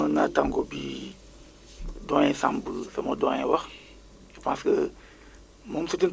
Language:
Wolof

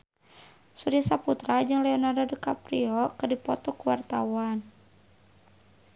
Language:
Sundanese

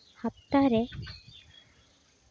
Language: Santali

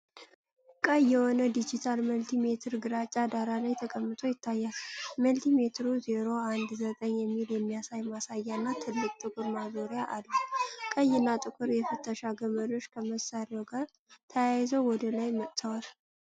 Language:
Amharic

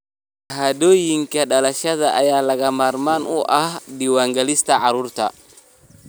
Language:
Somali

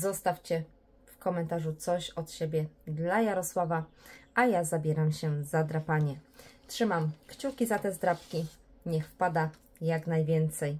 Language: Polish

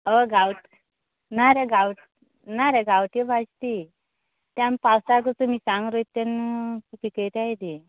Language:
Konkani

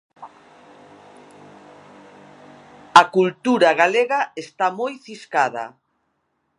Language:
Galician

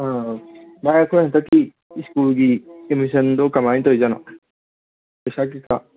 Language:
Manipuri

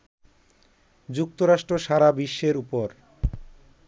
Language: Bangla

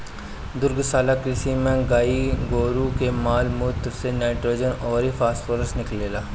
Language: Bhojpuri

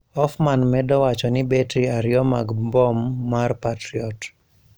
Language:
Luo (Kenya and Tanzania)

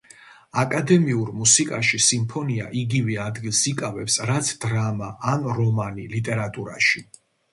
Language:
Georgian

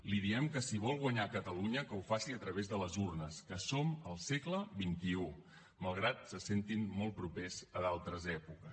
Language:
Catalan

